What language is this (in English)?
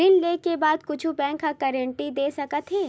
Chhattisgarhi